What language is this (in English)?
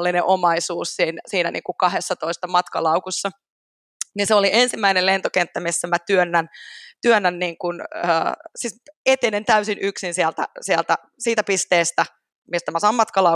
Finnish